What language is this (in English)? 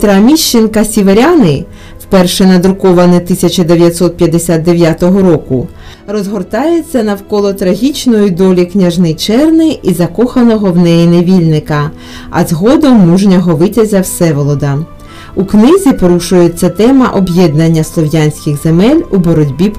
Ukrainian